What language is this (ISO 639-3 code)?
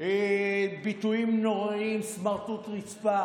heb